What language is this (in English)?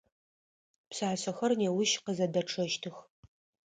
Adyghe